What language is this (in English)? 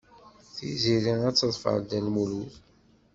Kabyle